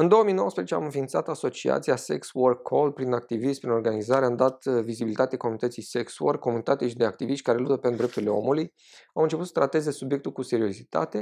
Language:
Romanian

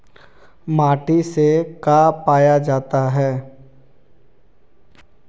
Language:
Magahi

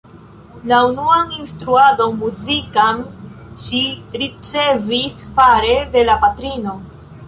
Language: Esperanto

